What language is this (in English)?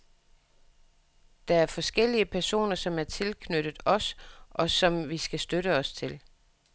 Danish